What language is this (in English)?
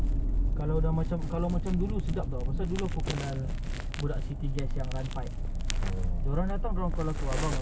English